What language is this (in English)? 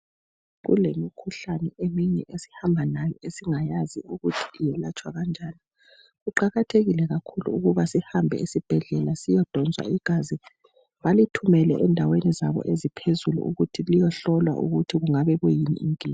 North Ndebele